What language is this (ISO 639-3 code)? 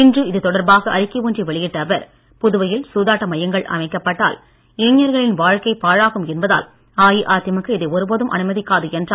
tam